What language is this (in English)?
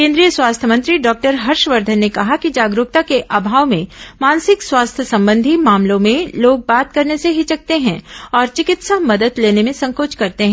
Hindi